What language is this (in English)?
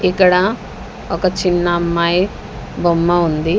Telugu